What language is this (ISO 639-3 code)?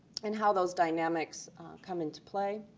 eng